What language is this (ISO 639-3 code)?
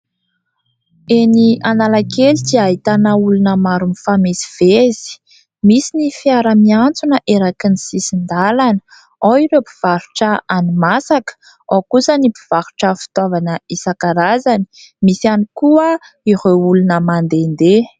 mlg